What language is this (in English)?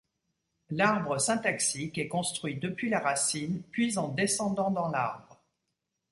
French